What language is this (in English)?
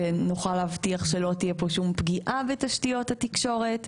Hebrew